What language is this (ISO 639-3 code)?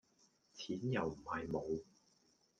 yue